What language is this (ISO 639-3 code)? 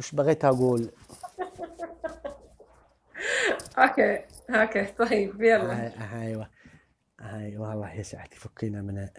ara